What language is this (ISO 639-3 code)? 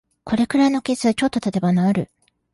jpn